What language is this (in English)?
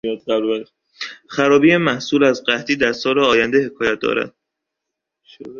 Persian